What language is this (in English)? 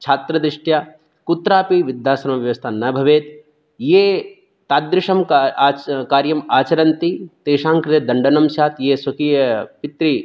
Sanskrit